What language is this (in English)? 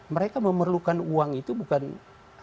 Indonesian